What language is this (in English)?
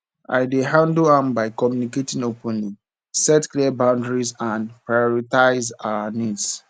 Nigerian Pidgin